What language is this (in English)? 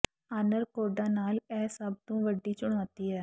Punjabi